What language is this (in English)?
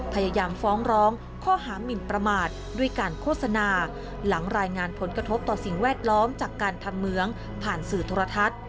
Thai